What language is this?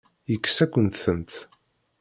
Kabyle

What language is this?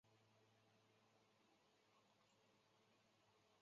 Chinese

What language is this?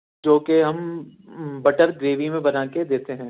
Urdu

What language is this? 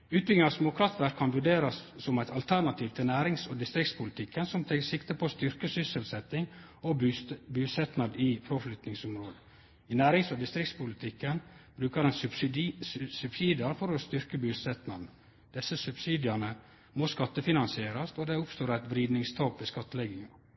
Norwegian Nynorsk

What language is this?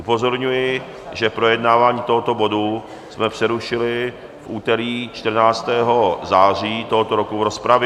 Czech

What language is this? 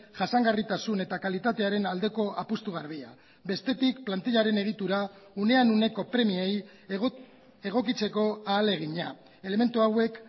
Basque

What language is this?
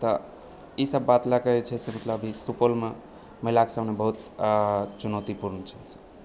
Maithili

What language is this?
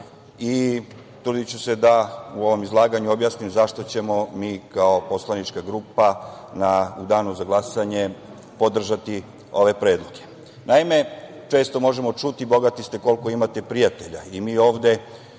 Serbian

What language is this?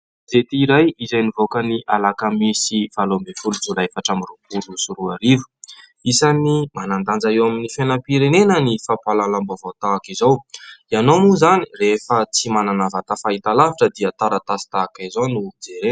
Malagasy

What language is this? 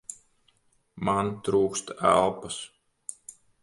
Latvian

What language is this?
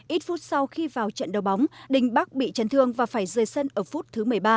Vietnamese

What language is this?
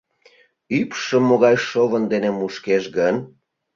Mari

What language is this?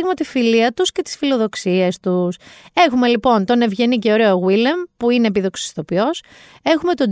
Greek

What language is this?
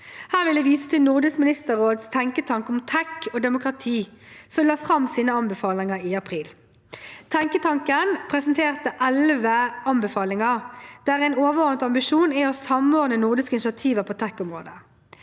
Norwegian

